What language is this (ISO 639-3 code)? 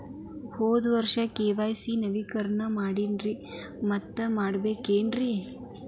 kan